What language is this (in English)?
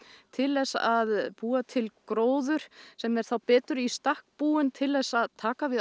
Icelandic